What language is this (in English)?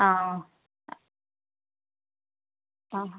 Malayalam